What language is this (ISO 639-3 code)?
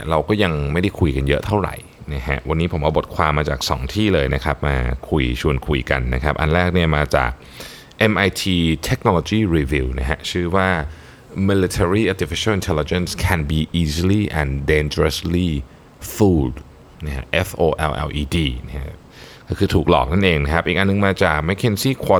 tha